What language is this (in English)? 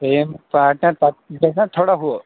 Kashmiri